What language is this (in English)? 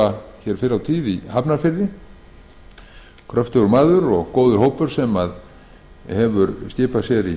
Icelandic